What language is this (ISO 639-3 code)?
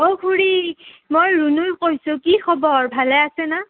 asm